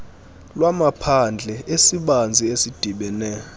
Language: Xhosa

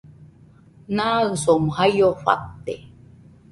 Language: Nüpode Huitoto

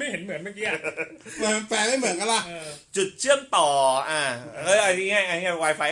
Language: Thai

